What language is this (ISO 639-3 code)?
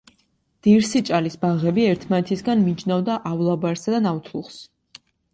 kat